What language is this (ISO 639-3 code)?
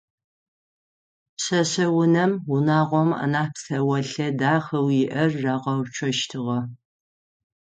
ady